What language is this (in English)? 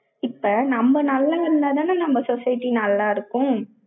Tamil